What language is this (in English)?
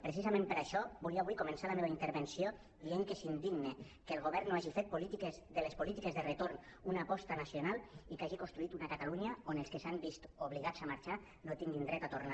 Catalan